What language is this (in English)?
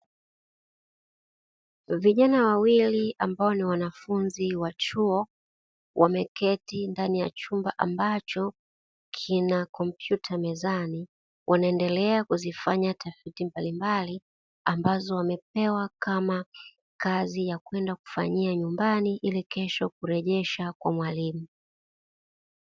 Swahili